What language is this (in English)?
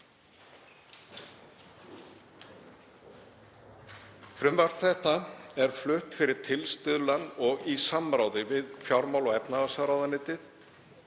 Icelandic